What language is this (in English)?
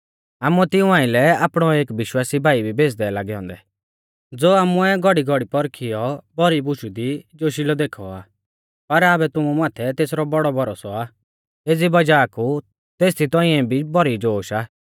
Mahasu Pahari